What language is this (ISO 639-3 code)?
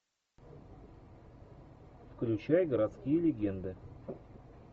rus